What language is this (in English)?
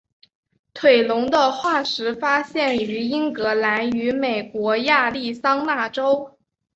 Chinese